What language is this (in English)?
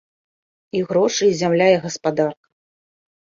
Belarusian